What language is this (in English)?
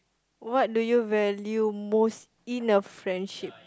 English